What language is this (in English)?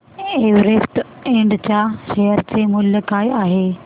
Marathi